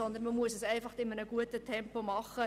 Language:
Swiss German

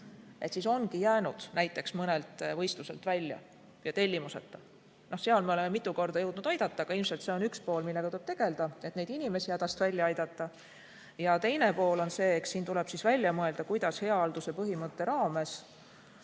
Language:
Estonian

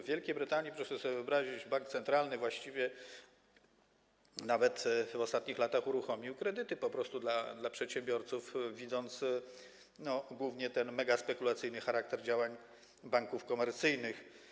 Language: Polish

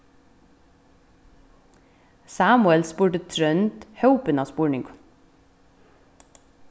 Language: Faroese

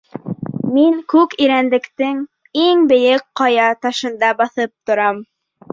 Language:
Bashkir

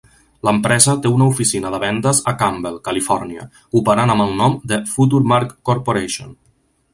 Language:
Catalan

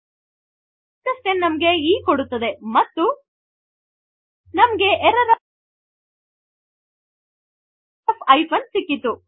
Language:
Kannada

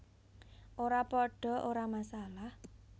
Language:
Javanese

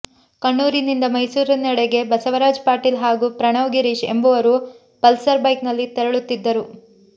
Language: Kannada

